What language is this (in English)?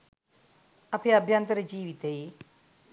Sinhala